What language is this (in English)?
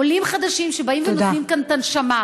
Hebrew